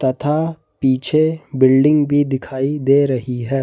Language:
Hindi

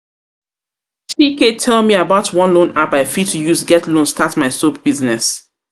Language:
Nigerian Pidgin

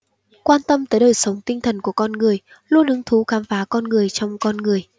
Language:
Vietnamese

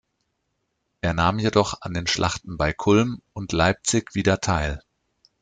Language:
German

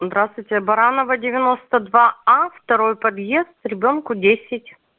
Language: Russian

